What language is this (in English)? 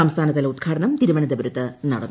Malayalam